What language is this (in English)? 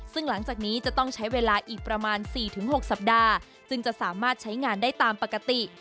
Thai